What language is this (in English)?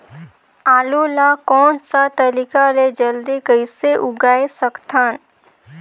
Chhattisgarhi